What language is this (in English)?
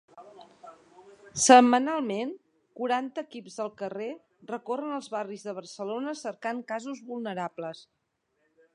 Catalan